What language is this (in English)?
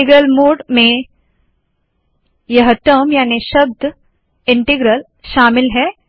Hindi